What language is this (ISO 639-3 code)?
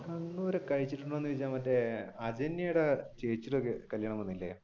mal